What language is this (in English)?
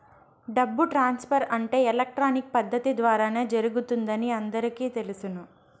Telugu